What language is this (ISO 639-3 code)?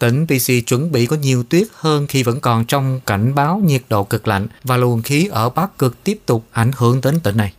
vie